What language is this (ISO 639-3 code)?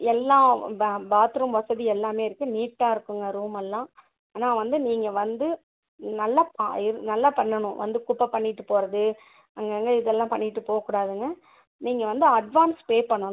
tam